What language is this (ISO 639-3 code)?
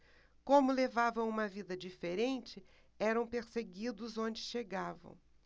por